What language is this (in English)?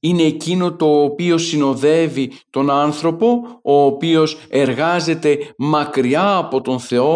Greek